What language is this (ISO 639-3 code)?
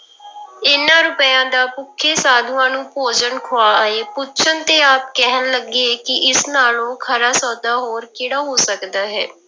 pan